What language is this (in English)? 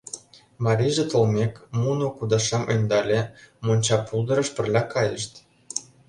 Mari